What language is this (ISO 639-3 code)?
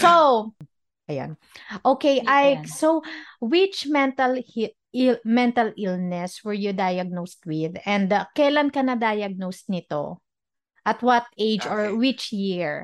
fil